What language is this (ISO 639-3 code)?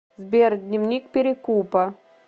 rus